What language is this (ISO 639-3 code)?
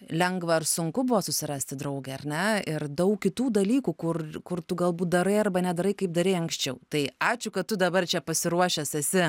lit